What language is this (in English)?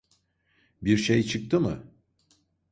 Turkish